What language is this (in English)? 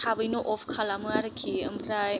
Bodo